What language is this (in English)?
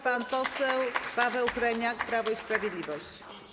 Polish